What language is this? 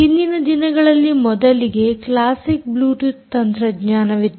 Kannada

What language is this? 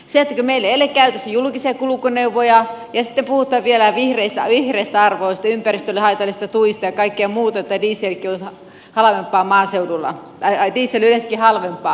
Finnish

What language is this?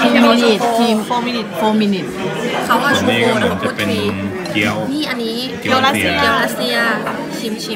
Thai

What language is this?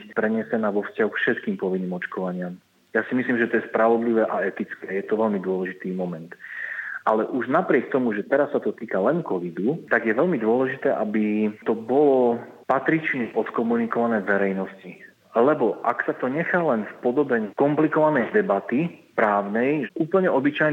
Slovak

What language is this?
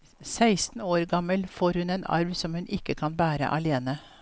Norwegian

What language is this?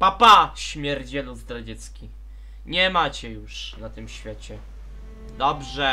Polish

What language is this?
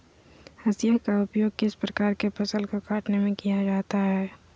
Magahi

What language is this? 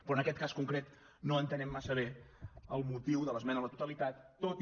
Catalan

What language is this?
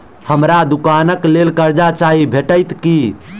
Maithili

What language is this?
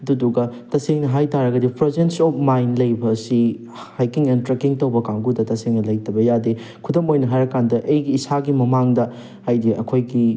Manipuri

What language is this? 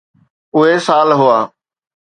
Sindhi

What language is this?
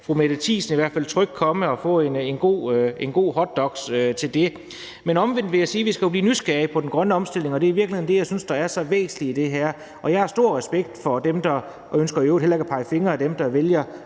Danish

